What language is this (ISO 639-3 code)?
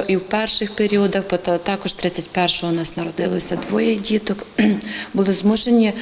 ukr